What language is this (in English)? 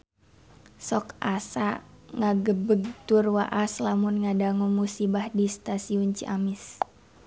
Sundanese